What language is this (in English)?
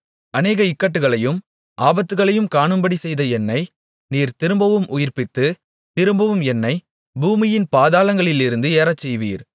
Tamil